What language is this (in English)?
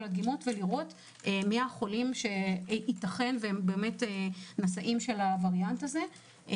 Hebrew